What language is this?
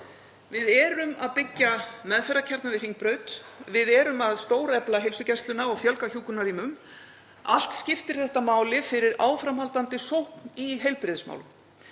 Icelandic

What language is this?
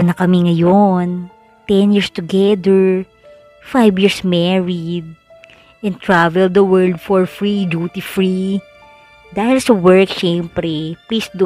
Filipino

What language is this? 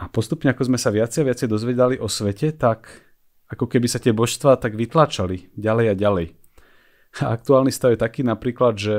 Slovak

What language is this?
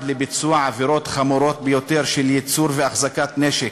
Hebrew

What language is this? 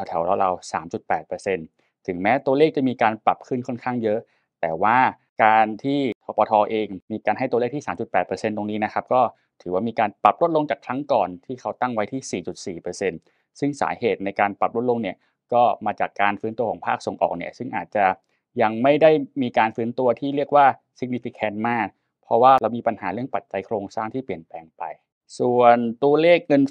Thai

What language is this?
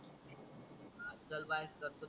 Marathi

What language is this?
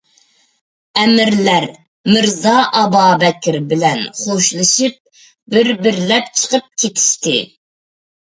Uyghur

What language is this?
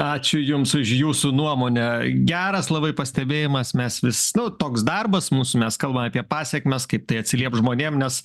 Lithuanian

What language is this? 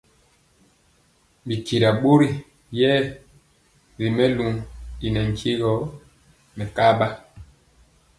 Mpiemo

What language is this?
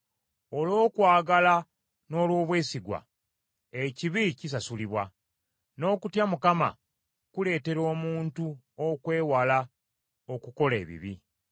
Ganda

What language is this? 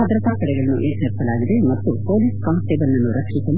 Kannada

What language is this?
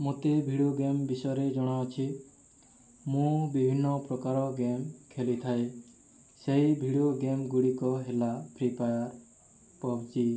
Odia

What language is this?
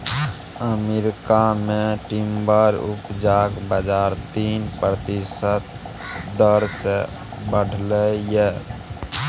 Maithili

